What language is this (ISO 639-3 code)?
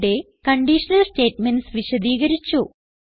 mal